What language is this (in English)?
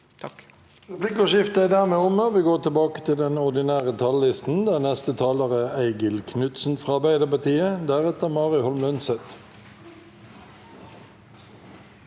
Norwegian